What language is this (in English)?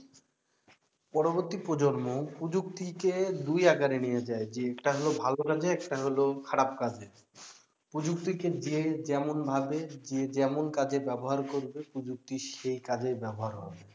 Bangla